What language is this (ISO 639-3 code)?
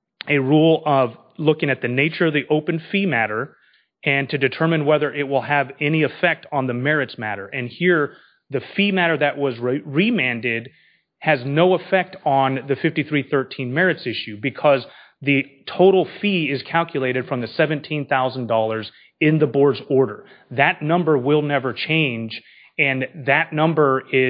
eng